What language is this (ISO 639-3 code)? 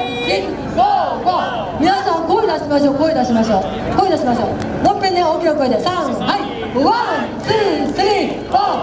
jpn